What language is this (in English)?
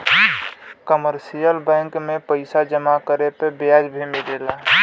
Bhojpuri